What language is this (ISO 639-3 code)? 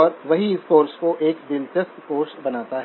hin